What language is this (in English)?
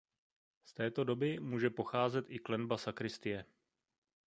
Czech